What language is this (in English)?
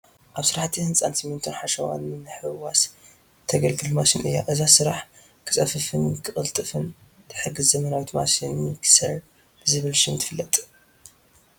Tigrinya